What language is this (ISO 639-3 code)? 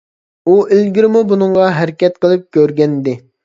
uig